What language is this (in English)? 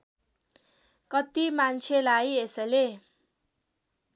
Nepali